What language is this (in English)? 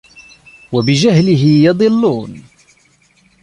Arabic